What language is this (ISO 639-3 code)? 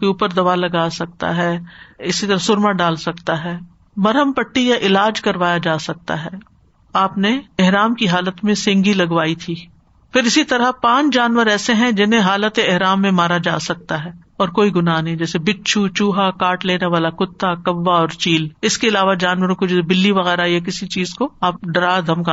urd